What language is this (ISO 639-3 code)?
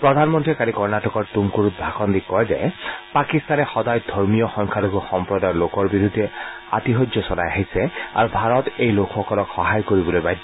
asm